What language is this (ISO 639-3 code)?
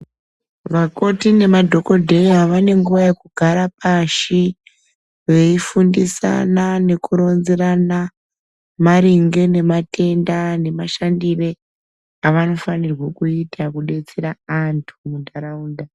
ndc